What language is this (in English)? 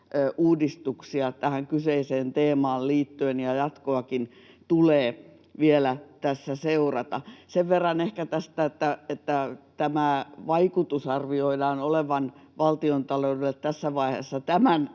Finnish